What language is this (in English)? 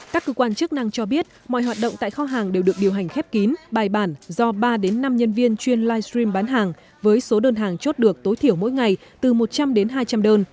Vietnamese